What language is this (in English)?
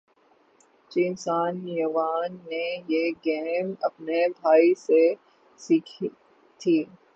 Urdu